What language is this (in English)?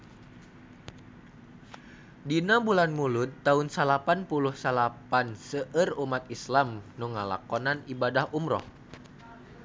Sundanese